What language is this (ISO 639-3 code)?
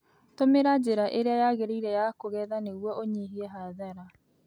kik